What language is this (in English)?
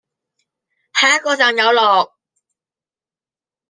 Cantonese